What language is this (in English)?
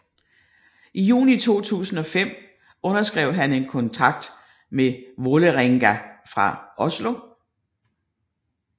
Danish